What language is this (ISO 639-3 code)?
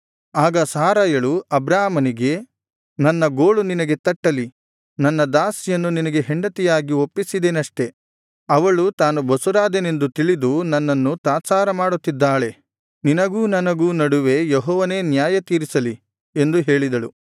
kan